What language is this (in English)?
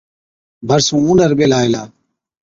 Od